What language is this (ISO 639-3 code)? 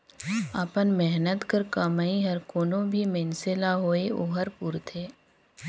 hne